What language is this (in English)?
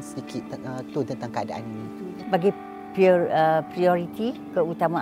Malay